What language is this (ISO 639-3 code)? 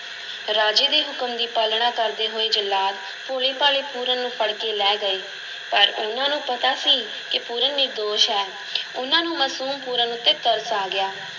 pan